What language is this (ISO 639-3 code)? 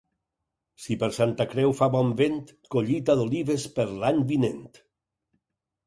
cat